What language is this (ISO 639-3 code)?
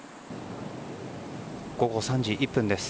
jpn